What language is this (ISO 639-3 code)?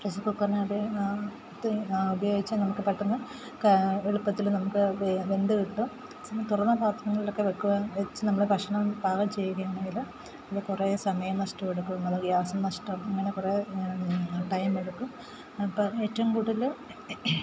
mal